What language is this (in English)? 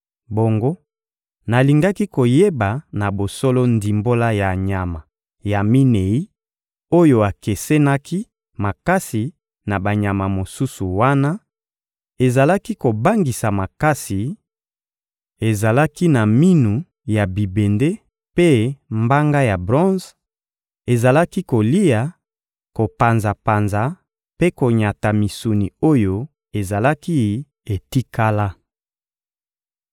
Lingala